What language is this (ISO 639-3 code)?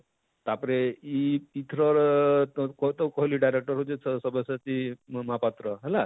ori